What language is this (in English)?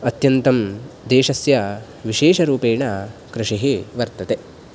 Sanskrit